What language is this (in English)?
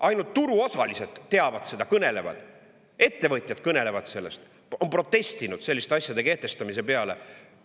Estonian